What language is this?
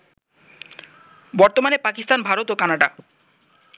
Bangla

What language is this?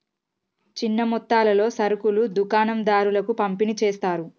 Telugu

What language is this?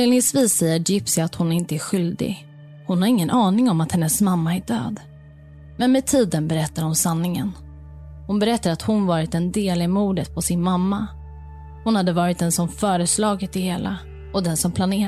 Swedish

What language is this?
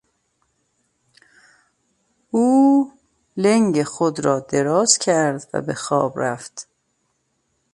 Persian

